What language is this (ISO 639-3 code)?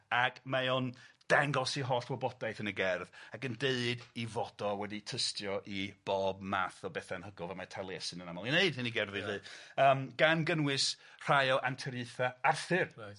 cym